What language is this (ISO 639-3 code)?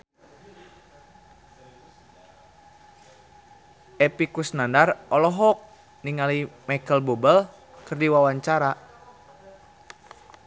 sun